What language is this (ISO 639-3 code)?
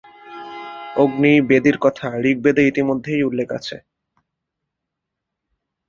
ben